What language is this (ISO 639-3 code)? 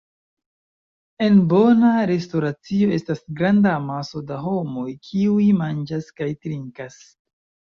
epo